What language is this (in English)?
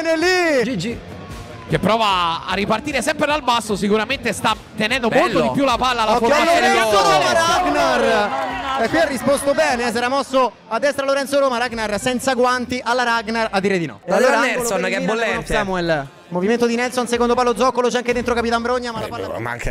Italian